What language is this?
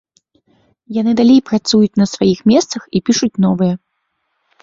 Belarusian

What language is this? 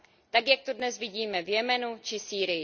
Czech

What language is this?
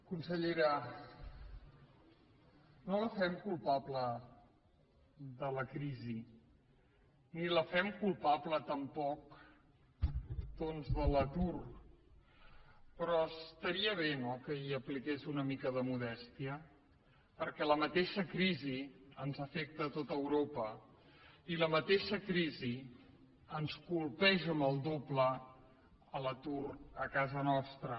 Catalan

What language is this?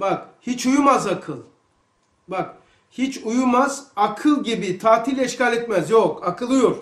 Turkish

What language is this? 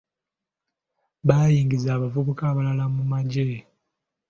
Ganda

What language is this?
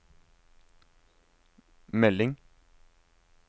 Norwegian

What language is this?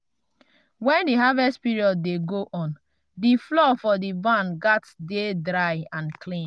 Nigerian Pidgin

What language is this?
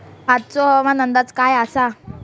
Marathi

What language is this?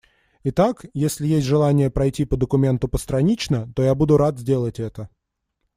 Russian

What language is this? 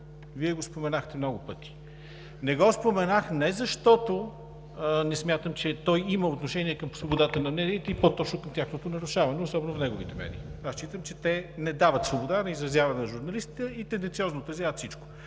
Bulgarian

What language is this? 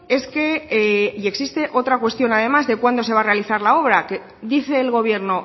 Spanish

